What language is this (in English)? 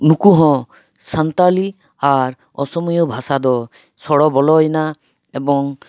Santali